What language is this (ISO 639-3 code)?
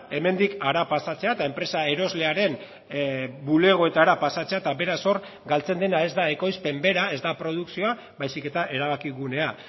eus